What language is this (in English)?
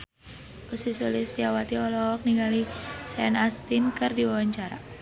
Sundanese